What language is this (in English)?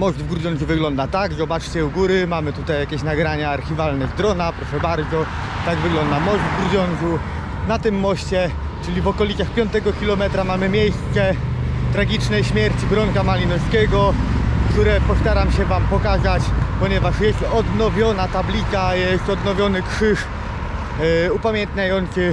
Polish